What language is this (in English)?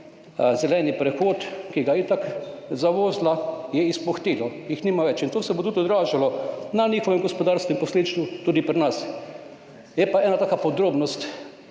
Slovenian